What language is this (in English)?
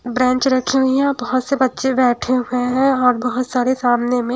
Hindi